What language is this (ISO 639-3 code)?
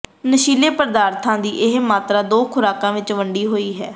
pan